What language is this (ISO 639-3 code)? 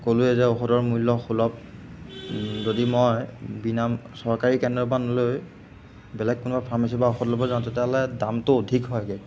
asm